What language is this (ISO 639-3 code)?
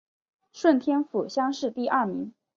zho